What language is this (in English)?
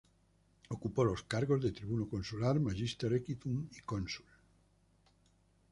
Spanish